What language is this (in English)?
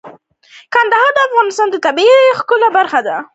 Pashto